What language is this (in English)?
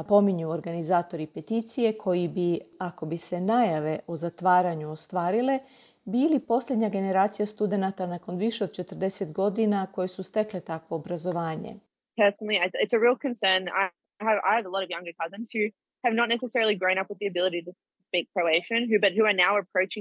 Croatian